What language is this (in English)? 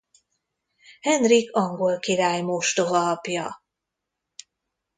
Hungarian